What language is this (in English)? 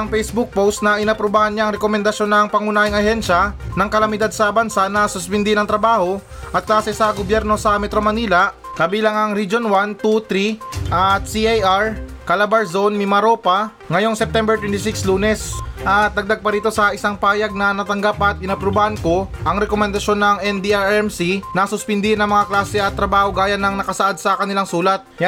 Filipino